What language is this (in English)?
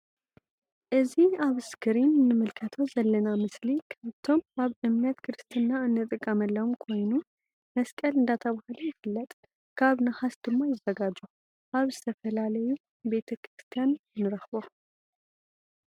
Tigrinya